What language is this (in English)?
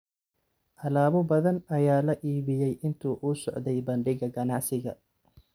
Somali